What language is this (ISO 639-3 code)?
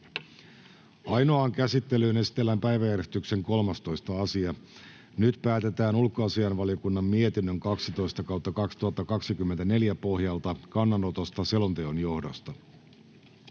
fin